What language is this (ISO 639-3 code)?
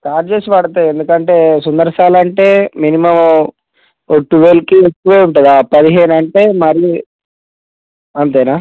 tel